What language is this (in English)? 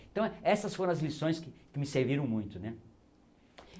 Portuguese